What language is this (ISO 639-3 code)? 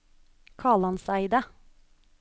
nor